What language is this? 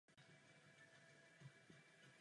Czech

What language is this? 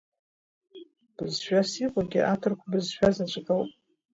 Abkhazian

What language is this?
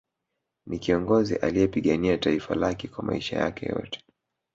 Swahili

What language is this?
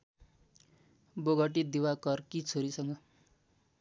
Nepali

